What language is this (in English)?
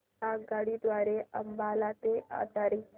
Marathi